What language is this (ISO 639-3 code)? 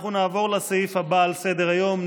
heb